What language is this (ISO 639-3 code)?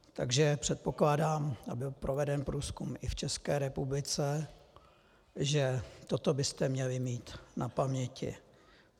ces